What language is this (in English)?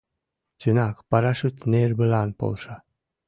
Mari